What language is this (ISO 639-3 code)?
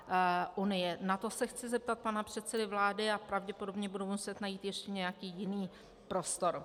ces